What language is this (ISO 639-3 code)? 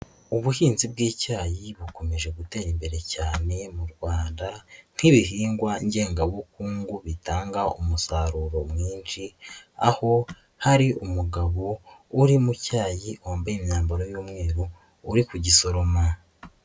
kin